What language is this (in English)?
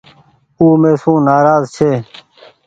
Goaria